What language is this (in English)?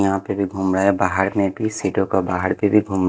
Hindi